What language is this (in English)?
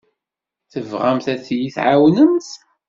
Kabyle